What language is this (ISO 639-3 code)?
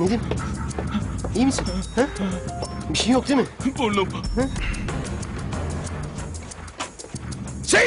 tur